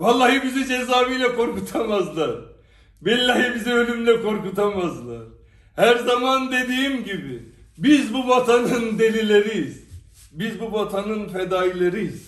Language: Turkish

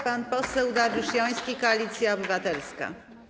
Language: Polish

